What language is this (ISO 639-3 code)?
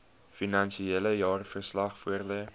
afr